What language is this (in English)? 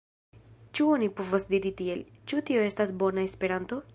Esperanto